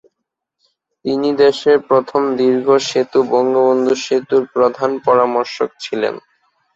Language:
Bangla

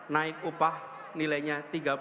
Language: Indonesian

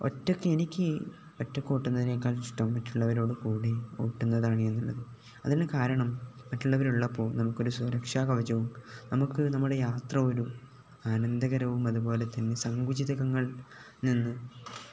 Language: Malayalam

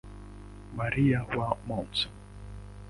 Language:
Swahili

